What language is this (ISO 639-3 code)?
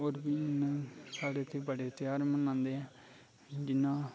doi